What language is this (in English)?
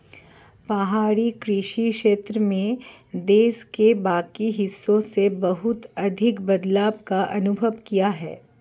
Hindi